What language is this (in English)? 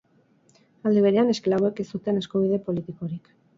Basque